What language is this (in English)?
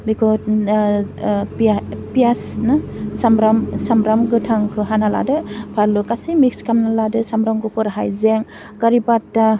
Bodo